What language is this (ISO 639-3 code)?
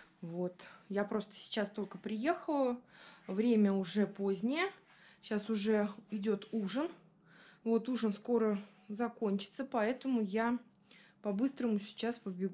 rus